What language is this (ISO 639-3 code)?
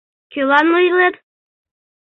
chm